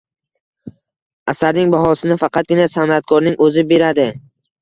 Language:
Uzbek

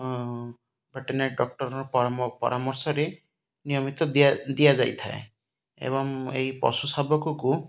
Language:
Odia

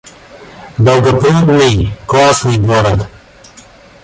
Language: Russian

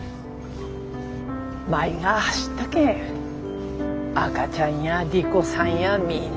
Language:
Japanese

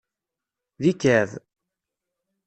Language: Kabyle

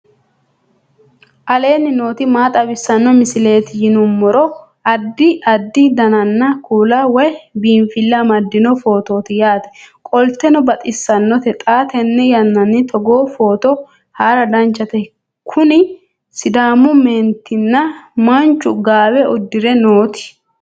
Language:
Sidamo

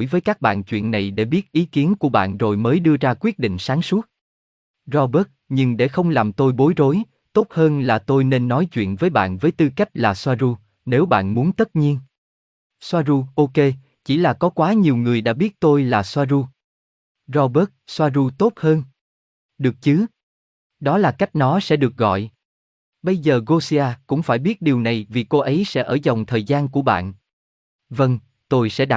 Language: Vietnamese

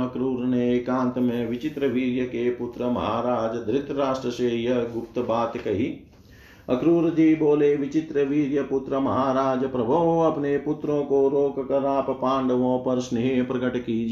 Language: Hindi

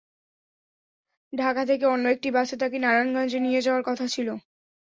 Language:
Bangla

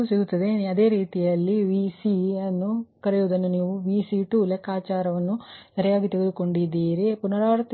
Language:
Kannada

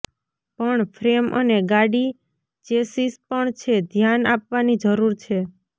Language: Gujarati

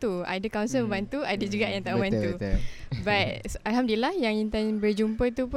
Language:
Malay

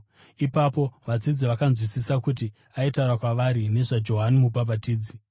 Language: Shona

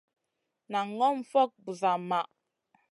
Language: Masana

